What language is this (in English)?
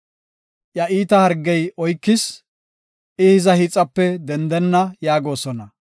Gofa